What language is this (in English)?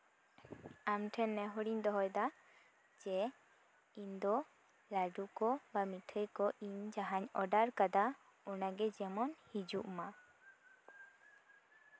Santali